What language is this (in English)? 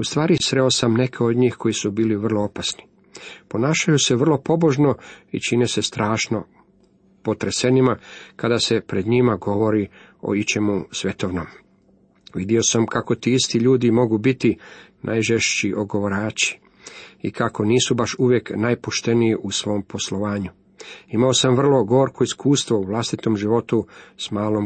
Croatian